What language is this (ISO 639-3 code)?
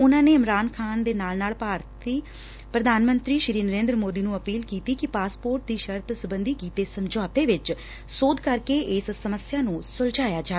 pan